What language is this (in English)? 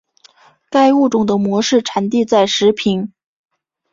Chinese